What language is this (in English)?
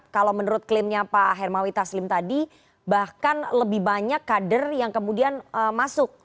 Indonesian